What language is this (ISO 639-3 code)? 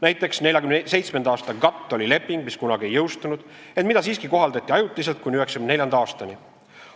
est